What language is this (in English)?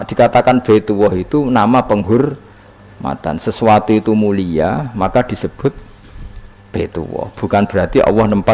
Indonesian